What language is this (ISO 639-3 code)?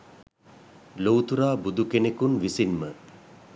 sin